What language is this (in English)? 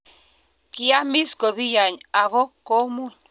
Kalenjin